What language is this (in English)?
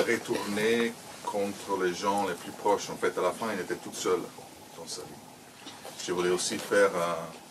French